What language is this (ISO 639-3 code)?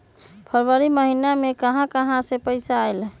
mag